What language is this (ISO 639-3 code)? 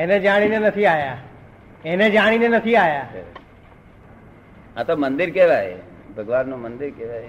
guj